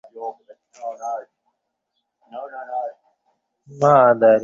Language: Bangla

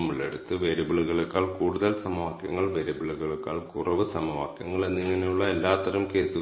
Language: Malayalam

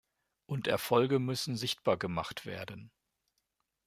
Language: German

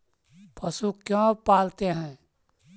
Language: Magahi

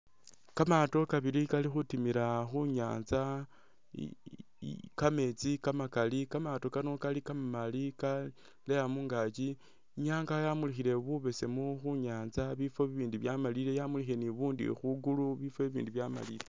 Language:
Masaaba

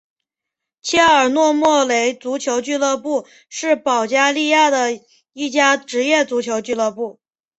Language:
Chinese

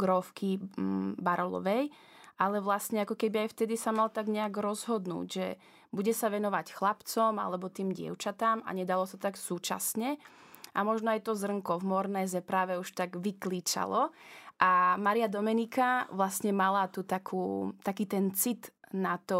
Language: Slovak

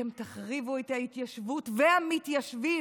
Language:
Hebrew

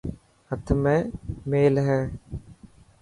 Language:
Dhatki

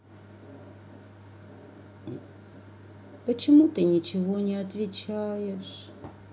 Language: Russian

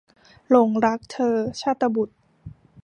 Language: Thai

